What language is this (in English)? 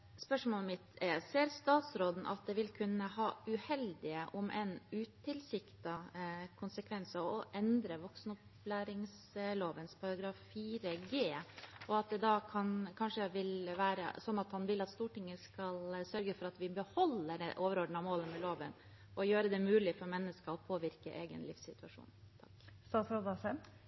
Norwegian Bokmål